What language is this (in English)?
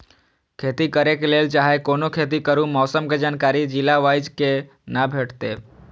Maithili